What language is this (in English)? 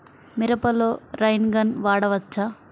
Telugu